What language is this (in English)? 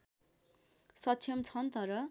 Nepali